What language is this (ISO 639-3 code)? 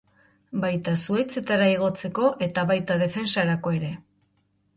eus